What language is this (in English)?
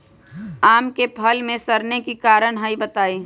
Magahi